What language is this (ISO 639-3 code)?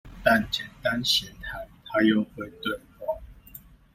zho